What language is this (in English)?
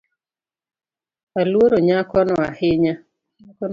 Luo (Kenya and Tanzania)